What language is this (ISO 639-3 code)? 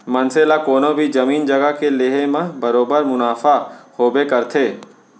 hne